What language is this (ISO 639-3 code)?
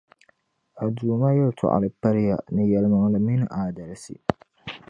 dag